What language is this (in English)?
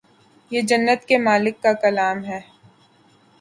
Urdu